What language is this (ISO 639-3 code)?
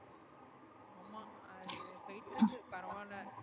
tam